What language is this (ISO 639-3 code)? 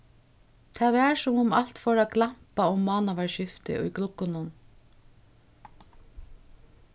fao